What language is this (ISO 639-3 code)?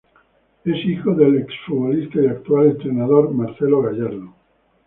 spa